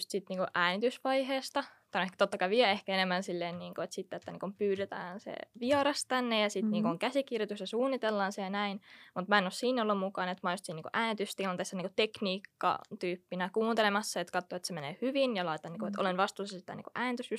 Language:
Finnish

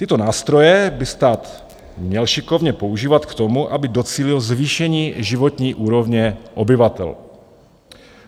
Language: Czech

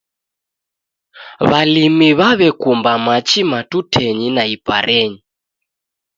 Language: Taita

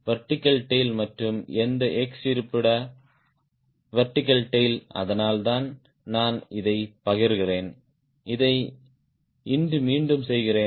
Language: Tamil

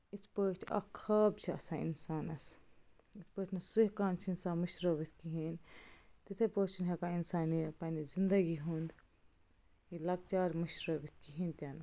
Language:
Kashmiri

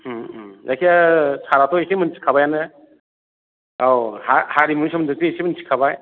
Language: Bodo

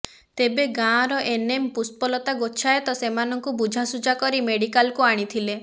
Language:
Odia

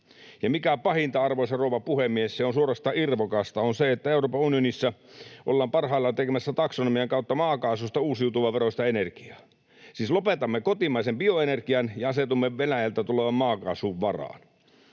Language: Finnish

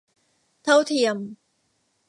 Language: Thai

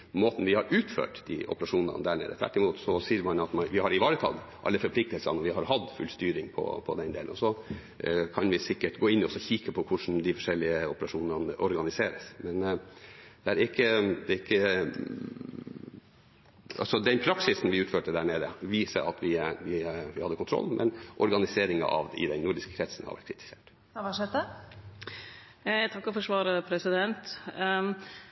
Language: Norwegian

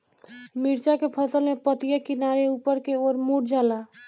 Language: Bhojpuri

